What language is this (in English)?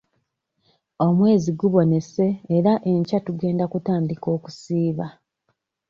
Ganda